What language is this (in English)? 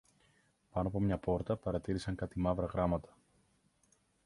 Greek